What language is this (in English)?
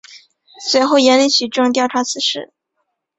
Chinese